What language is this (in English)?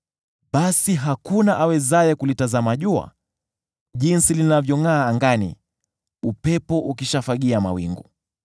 Swahili